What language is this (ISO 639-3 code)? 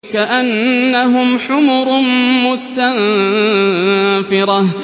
ara